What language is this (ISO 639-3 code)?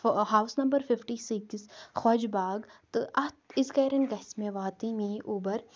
kas